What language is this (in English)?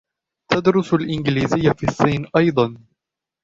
Arabic